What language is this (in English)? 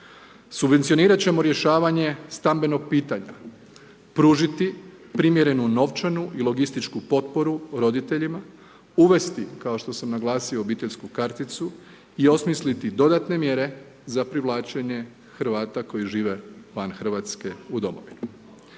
Croatian